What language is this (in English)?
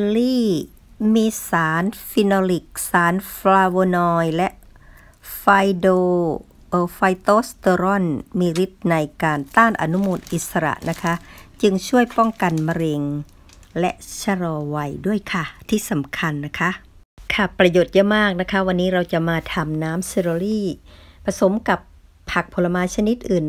Thai